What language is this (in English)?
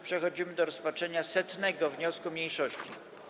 Polish